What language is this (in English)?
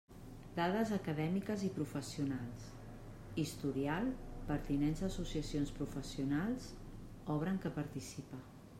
Catalan